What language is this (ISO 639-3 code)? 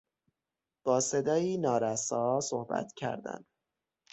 fas